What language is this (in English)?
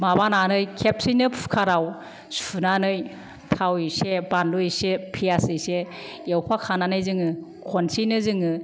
Bodo